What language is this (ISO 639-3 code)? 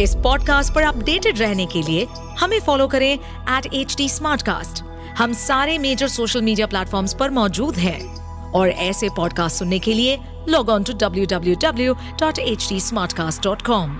hin